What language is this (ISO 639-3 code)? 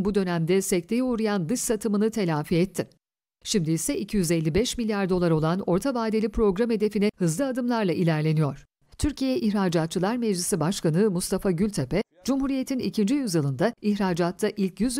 tur